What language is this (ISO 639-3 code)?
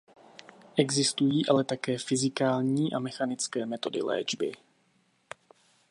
ces